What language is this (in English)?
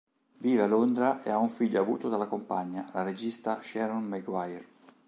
Italian